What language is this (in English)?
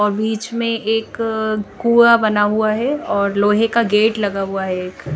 Hindi